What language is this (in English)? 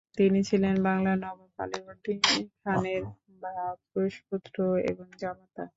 Bangla